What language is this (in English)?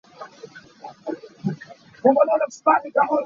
Hakha Chin